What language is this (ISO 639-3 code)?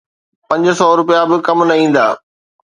snd